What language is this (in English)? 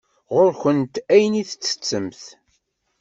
Kabyle